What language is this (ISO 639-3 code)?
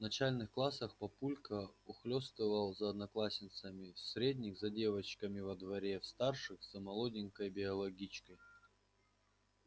rus